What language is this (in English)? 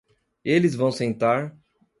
Portuguese